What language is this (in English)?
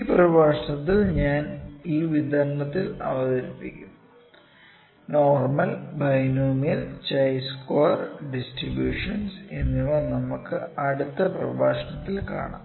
Malayalam